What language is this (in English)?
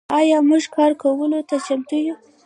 Pashto